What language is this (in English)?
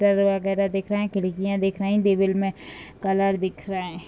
Hindi